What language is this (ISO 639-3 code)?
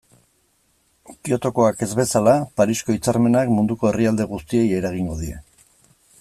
eus